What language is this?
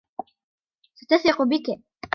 Arabic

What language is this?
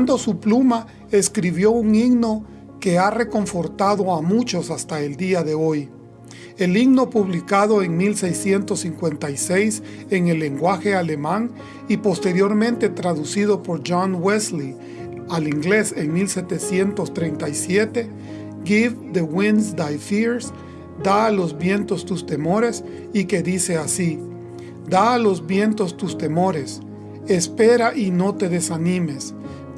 Spanish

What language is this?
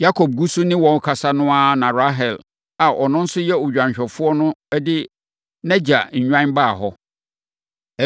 Akan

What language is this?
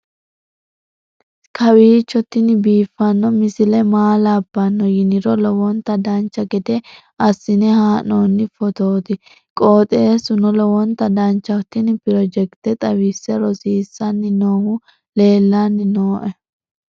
Sidamo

